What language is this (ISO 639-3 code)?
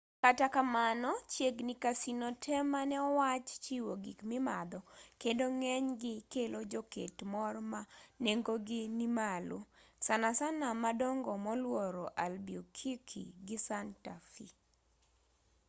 luo